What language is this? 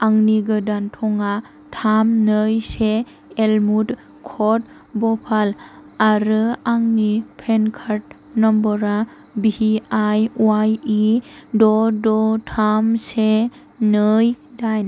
Bodo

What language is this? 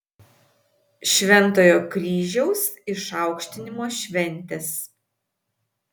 Lithuanian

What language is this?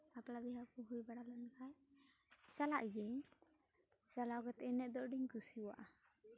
Santali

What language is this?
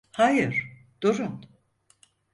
Turkish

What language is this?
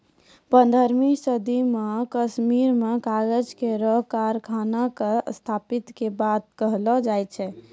Maithili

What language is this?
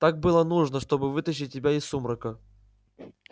Russian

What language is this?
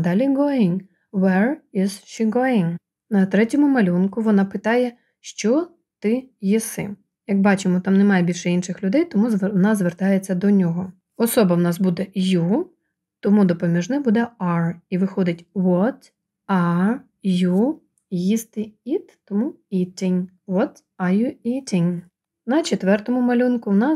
Ukrainian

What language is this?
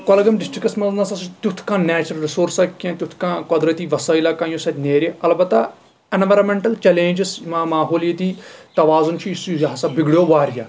Kashmiri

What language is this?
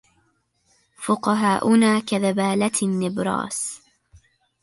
Arabic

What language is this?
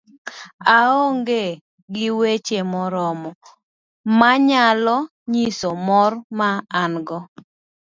Luo (Kenya and Tanzania)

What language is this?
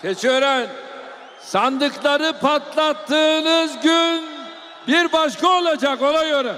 Turkish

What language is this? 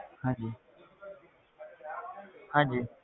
Punjabi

